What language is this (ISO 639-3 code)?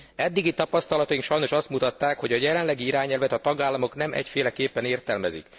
hun